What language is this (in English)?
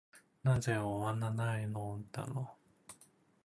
Japanese